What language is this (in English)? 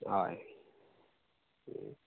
Konkani